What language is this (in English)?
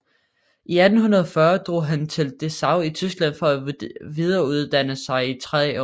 Danish